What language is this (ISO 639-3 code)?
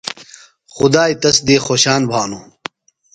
phl